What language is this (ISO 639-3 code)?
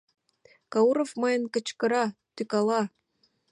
chm